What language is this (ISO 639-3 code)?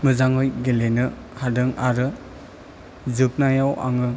brx